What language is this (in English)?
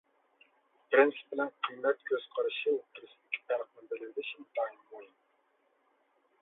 Uyghur